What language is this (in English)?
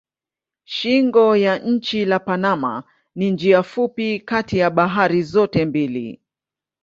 Swahili